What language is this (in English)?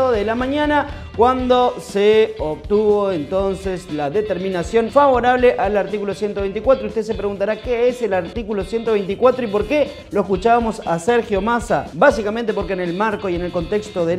Spanish